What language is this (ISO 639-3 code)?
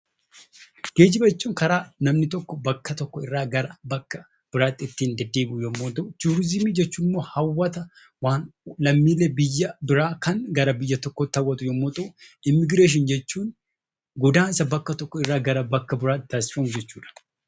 orm